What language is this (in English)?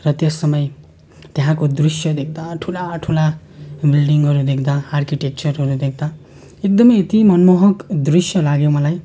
Nepali